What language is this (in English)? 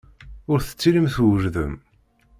Kabyle